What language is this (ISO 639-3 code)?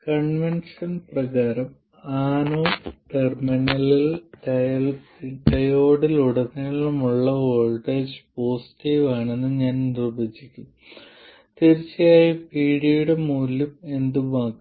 mal